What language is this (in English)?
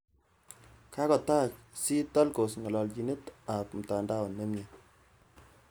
Kalenjin